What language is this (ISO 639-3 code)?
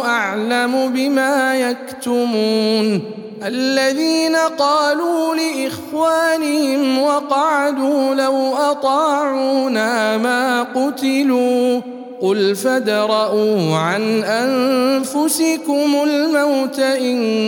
ara